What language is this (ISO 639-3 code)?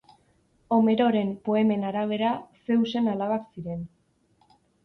eus